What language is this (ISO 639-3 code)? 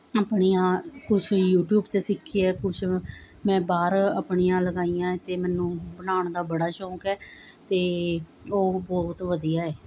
pan